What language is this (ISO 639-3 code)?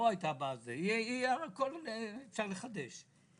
heb